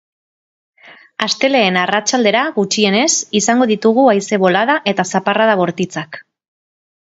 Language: Basque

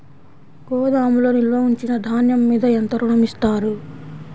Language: Telugu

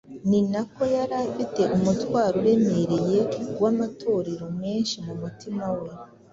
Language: Kinyarwanda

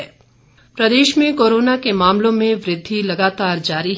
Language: Hindi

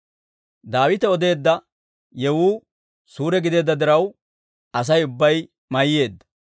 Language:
Dawro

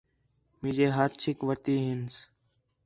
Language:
Khetrani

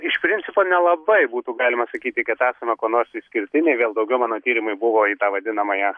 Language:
Lithuanian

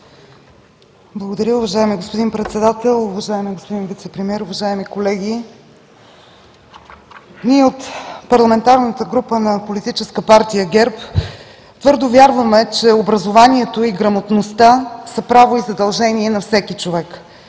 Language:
Bulgarian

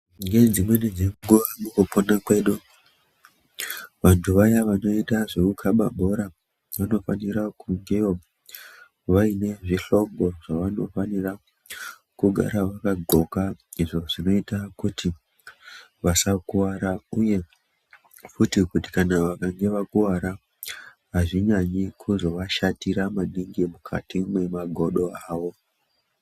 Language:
Ndau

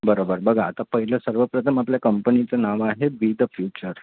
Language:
Marathi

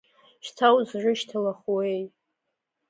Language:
Abkhazian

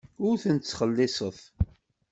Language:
Kabyle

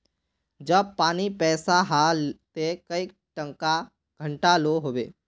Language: Magahi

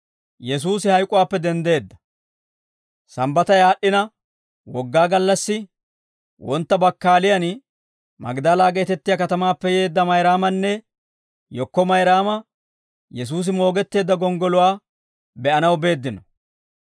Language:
Dawro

